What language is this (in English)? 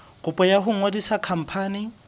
Southern Sotho